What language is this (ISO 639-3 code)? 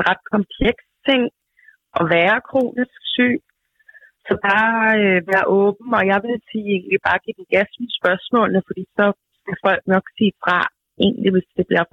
dan